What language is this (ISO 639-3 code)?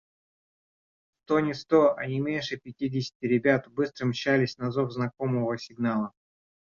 rus